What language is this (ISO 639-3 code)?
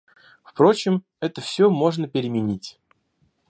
rus